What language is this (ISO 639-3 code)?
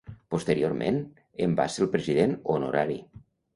cat